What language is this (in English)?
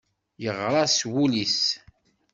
Kabyle